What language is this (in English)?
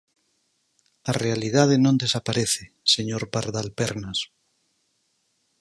Galician